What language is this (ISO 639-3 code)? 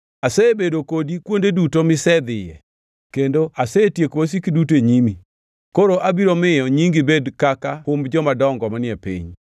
luo